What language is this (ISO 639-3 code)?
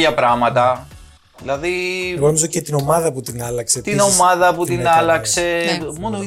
ell